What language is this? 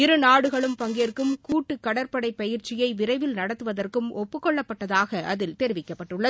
Tamil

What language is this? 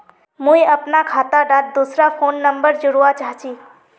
Magahi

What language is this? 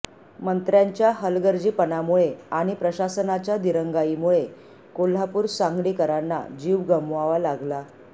Marathi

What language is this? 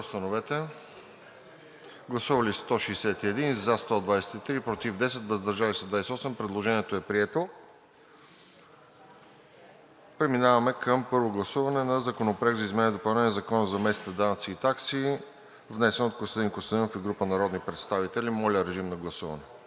Bulgarian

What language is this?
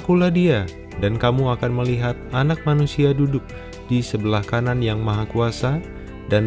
Indonesian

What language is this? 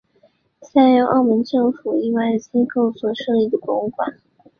Chinese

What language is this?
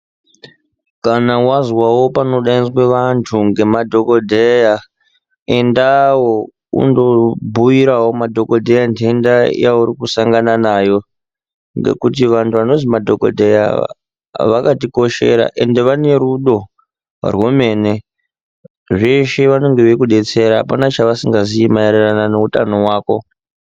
Ndau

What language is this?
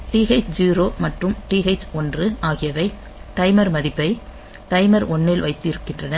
Tamil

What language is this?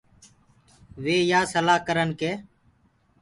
Gurgula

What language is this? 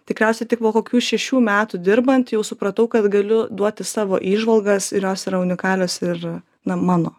Lithuanian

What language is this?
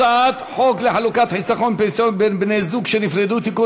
Hebrew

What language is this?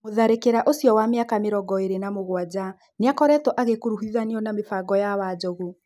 Kikuyu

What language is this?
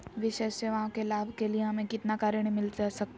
Magahi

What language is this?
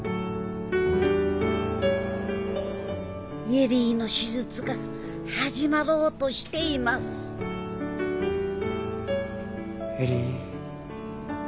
Japanese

